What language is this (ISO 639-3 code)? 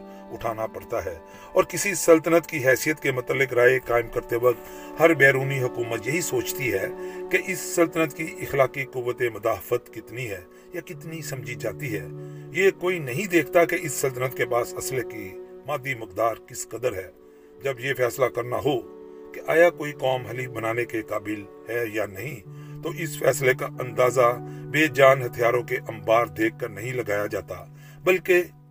urd